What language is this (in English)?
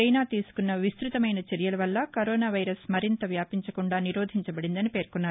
Telugu